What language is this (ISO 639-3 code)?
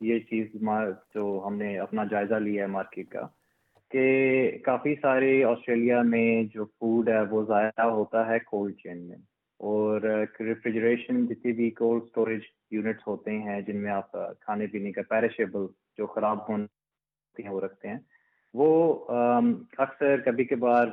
urd